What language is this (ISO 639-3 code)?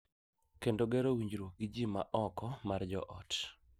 luo